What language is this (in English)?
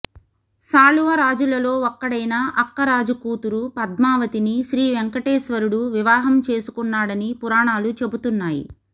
Telugu